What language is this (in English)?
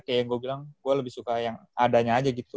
Indonesian